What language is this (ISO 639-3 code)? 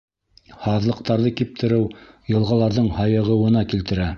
bak